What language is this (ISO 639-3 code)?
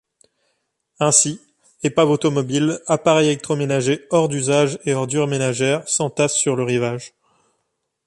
fra